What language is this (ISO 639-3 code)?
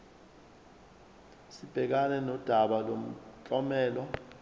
zul